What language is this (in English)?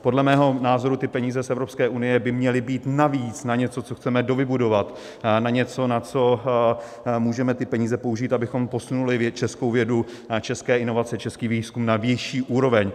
Czech